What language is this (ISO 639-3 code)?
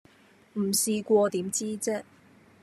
yue